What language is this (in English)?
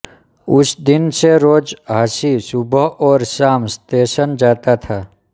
Hindi